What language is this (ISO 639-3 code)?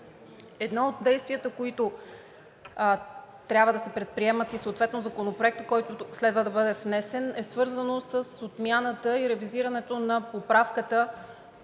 bul